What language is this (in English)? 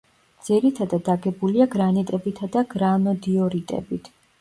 Georgian